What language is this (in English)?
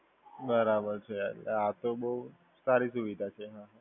Gujarati